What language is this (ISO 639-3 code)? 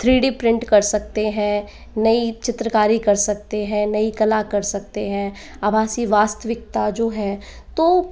hin